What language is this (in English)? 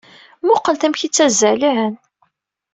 Kabyle